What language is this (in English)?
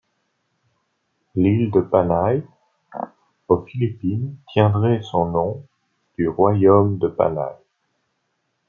French